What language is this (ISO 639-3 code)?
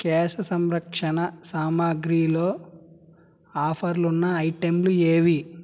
tel